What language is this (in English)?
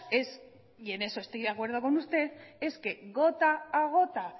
Spanish